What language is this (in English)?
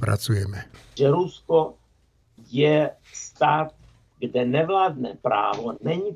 Slovak